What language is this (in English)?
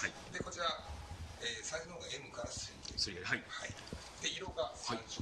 Japanese